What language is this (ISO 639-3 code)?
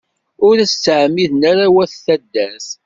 kab